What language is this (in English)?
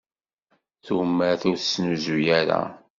Kabyle